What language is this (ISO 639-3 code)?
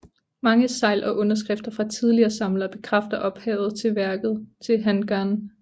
dan